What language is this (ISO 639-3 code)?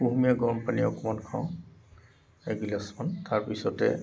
asm